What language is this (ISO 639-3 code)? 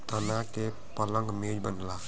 bho